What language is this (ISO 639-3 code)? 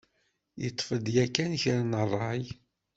kab